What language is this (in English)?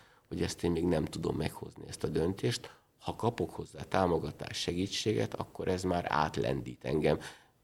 Hungarian